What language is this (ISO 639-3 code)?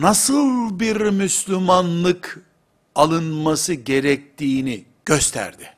tur